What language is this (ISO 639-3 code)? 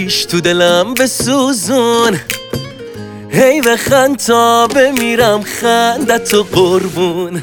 fas